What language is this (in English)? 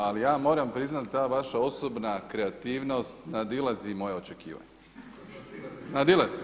Croatian